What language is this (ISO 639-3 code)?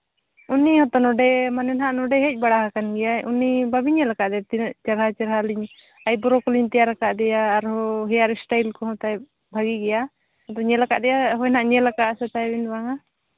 sat